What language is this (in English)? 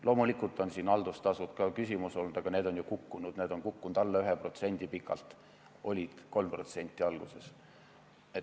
Estonian